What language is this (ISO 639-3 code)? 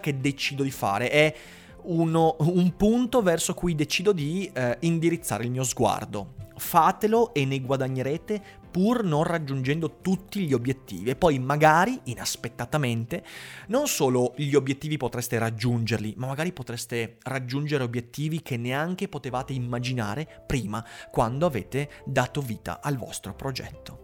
ita